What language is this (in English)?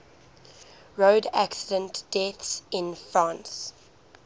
English